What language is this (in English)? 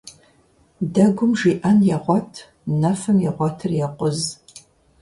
Kabardian